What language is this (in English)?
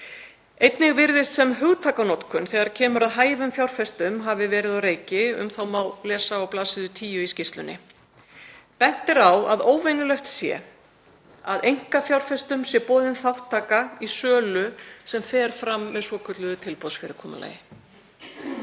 Icelandic